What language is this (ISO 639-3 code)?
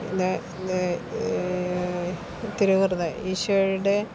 mal